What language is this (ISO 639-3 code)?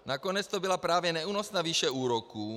ces